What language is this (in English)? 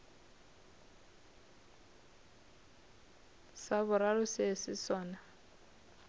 Northern Sotho